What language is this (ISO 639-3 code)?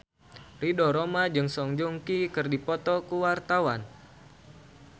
sun